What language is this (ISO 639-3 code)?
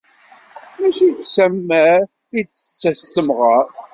kab